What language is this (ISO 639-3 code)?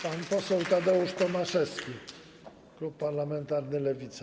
pol